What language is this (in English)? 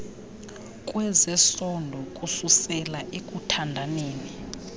Xhosa